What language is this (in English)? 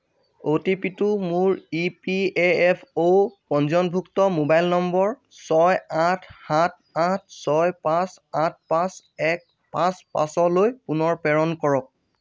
Assamese